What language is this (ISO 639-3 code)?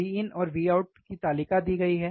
hin